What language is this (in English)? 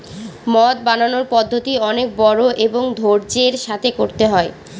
Bangla